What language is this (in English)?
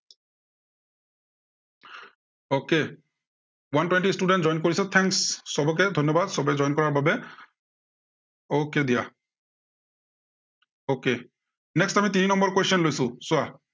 Assamese